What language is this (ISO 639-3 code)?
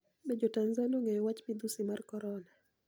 luo